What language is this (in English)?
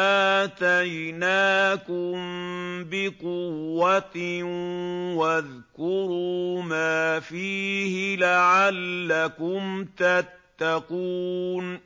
Arabic